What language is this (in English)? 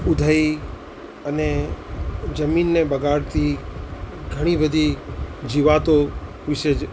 Gujarati